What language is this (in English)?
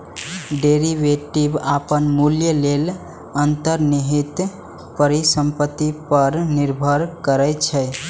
Maithili